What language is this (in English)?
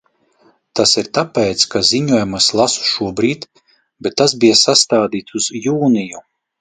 Latvian